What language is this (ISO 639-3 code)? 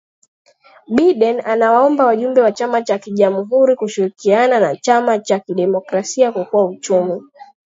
swa